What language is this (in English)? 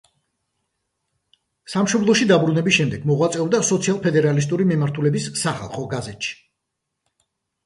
Georgian